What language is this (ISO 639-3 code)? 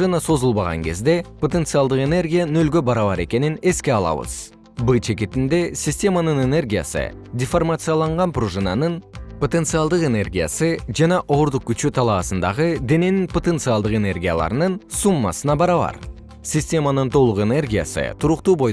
kir